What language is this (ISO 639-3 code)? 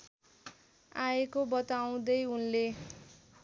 nep